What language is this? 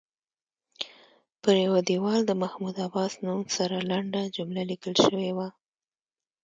Pashto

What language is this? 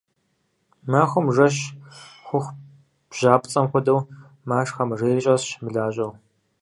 Kabardian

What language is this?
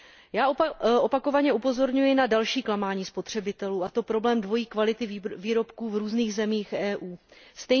Czech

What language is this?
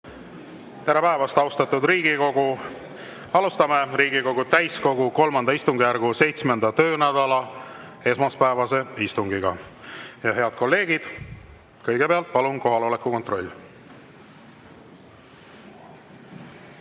Estonian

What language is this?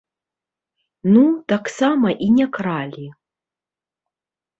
Belarusian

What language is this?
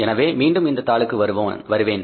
Tamil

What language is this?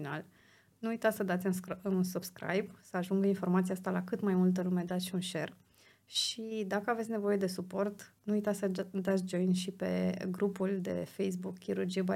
Romanian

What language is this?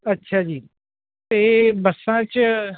Punjabi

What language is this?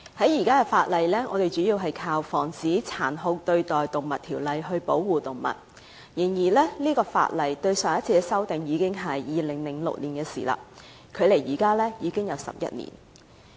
Cantonese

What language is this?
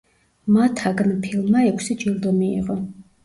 Georgian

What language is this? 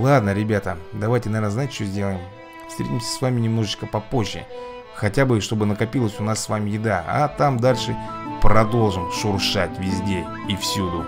Russian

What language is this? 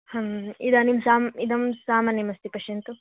Sanskrit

